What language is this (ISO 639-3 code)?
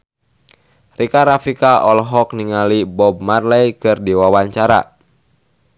sun